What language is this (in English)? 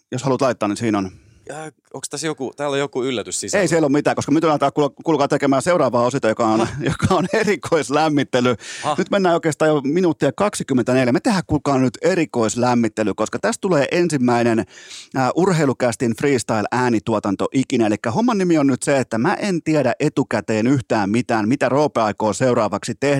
Finnish